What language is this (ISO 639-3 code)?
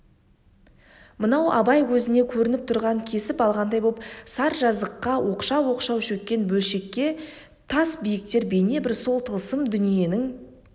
kaz